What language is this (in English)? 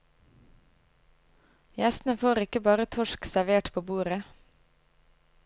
Norwegian